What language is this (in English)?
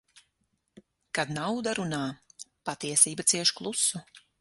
Latvian